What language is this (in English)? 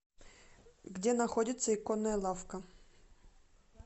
Russian